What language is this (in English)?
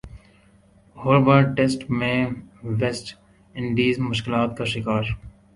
Urdu